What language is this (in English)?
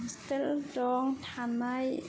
Bodo